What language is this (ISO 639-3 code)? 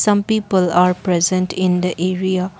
eng